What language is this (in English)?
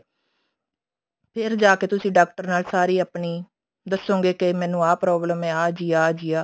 Punjabi